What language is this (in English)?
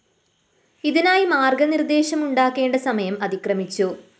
Malayalam